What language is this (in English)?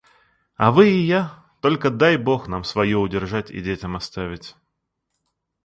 Russian